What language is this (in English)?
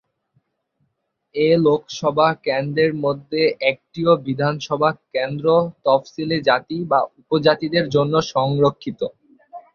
Bangla